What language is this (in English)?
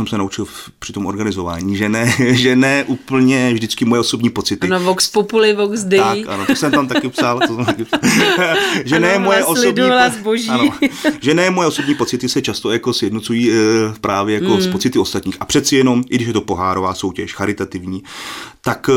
Czech